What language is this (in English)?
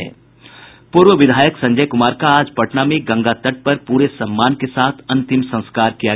Hindi